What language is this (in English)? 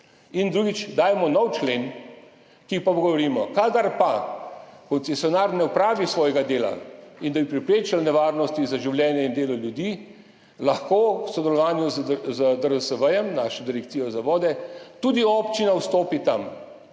Slovenian